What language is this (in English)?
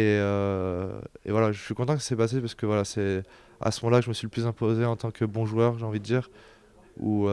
French